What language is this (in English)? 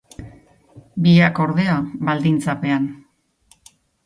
Basque